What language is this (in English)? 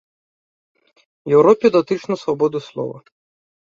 Belarusian